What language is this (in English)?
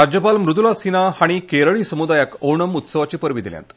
Konkani